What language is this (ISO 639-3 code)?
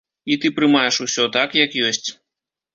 bel